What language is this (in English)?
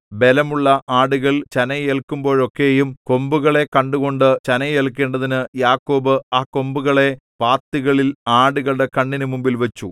Malayalam